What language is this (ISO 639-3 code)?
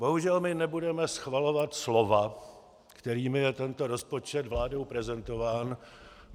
ces